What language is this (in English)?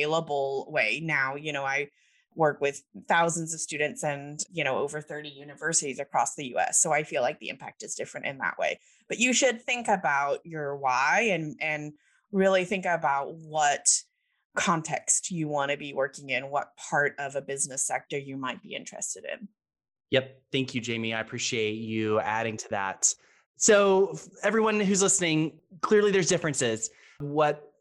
English